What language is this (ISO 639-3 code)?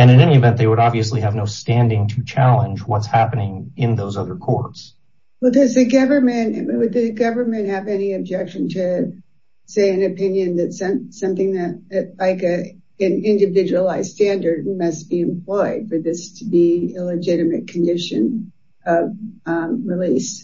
eng